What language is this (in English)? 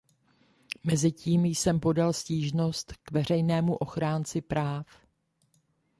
Czech